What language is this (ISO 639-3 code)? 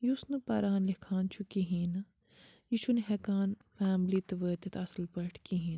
kas